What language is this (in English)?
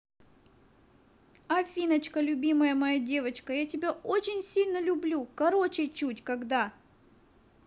Russian